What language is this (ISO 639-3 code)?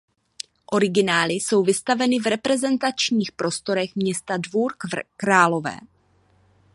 ces